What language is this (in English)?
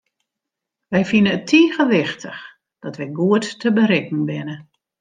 Western Frisian